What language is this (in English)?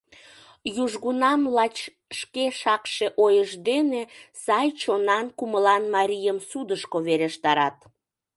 Mari